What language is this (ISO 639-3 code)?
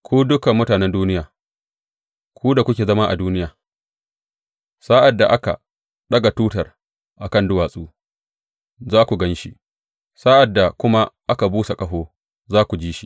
hau